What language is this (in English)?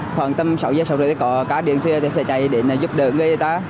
Vietnamese